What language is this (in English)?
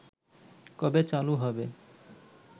Bangla